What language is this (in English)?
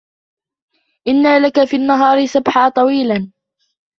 Arabic